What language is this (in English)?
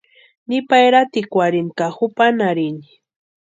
Western Highland Purepecha